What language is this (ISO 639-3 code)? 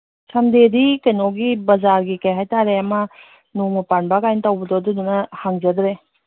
mni